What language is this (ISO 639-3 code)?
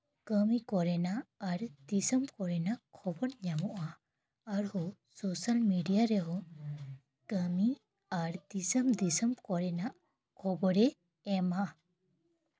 sat